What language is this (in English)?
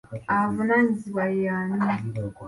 Ganda